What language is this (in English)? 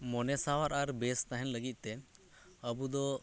Santali